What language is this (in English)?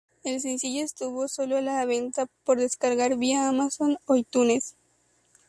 Spanish